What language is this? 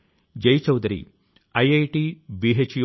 Telugu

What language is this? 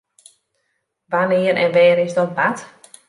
Western Frisian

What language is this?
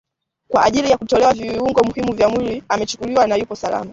Swahili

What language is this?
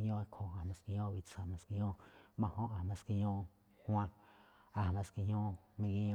Malinaltepec Me'phaa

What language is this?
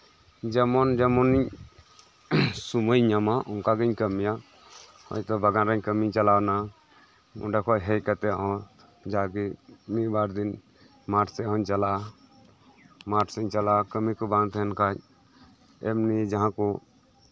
Santali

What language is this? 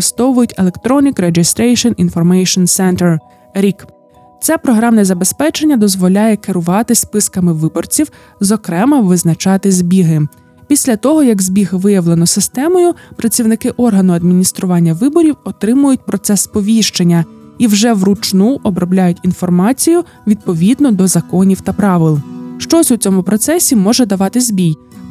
Ukrainian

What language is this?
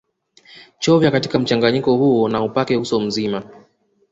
Swahili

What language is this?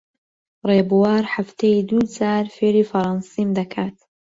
Central Kurdish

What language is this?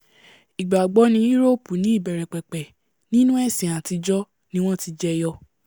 Yoruba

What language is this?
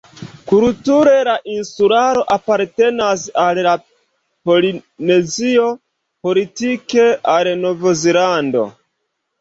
Esperanto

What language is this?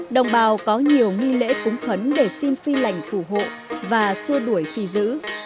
Vietnamese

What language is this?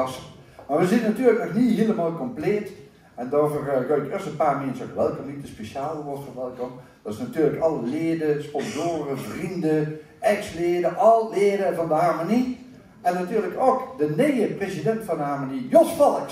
Dutch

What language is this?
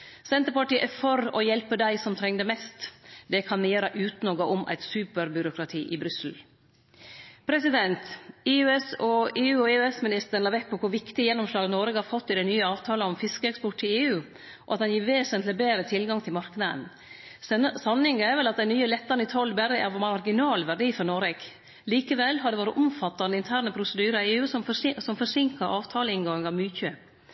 Norwegian Nynorsk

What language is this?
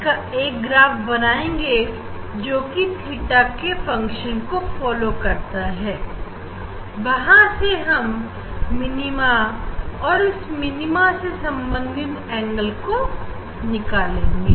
Hindi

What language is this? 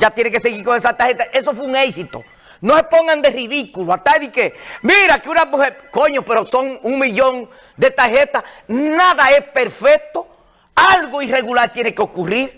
Spanish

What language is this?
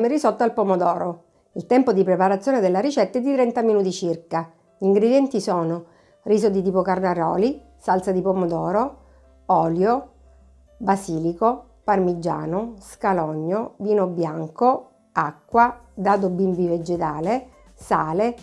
Italian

